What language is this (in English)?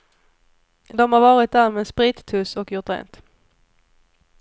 Swedish